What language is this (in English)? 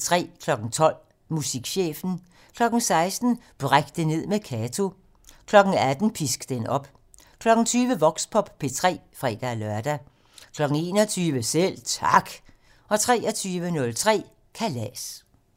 Danish